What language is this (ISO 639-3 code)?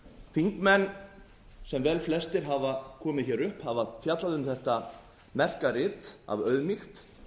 isl